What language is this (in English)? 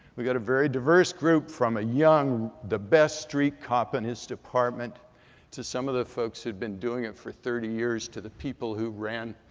English